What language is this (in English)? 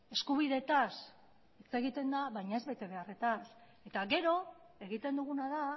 Basque